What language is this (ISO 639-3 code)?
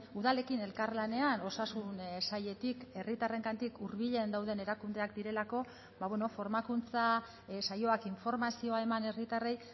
eus